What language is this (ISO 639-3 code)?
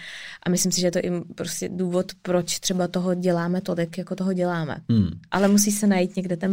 ces